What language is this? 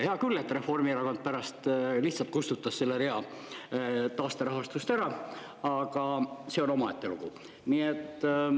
Estonian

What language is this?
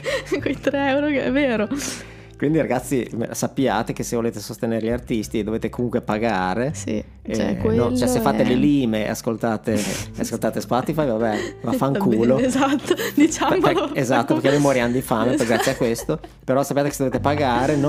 Italian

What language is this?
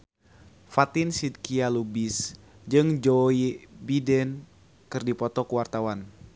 Sundanese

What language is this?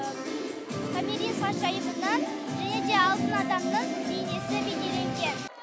Kazakh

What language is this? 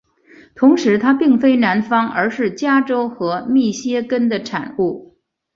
Chinese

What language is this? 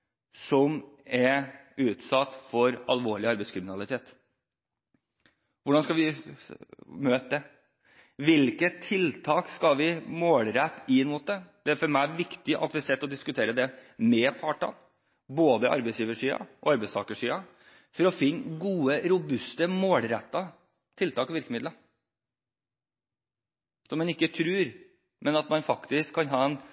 Norwegian Bokmål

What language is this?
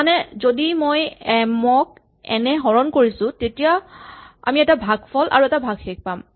Assamese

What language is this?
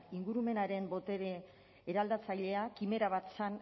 Basque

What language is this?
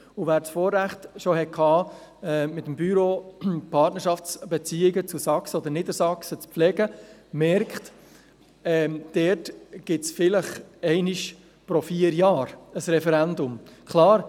Swiss German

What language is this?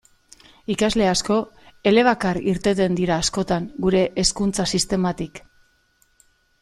Basque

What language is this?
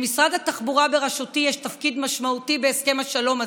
Hebrew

